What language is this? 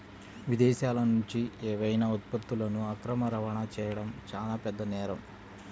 Telugu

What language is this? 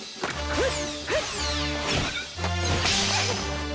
Japanese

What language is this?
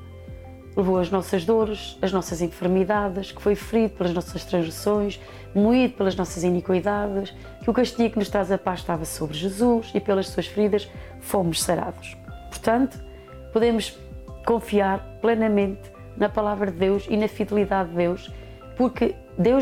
Portuguese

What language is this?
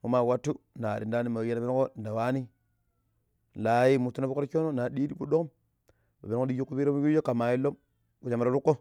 Pero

